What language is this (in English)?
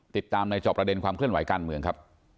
Thai